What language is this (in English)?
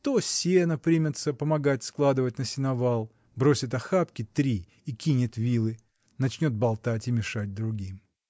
Russian